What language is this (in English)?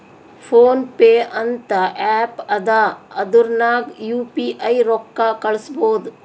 Kannada